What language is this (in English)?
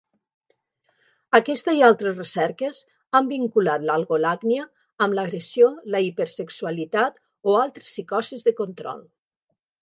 Catalan